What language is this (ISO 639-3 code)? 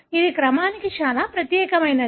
tel